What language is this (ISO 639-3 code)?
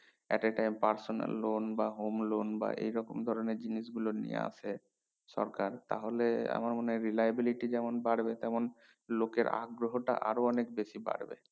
ben